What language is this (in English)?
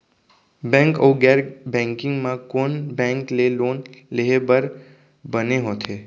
Chhattisgarhi